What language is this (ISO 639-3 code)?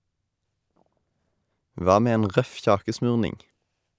nor